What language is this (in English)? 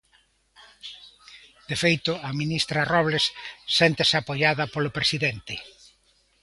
Galician